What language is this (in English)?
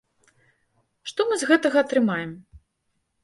Belarusian